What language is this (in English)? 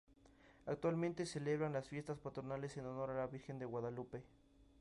Spanish